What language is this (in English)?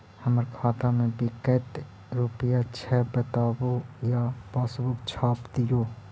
Magahi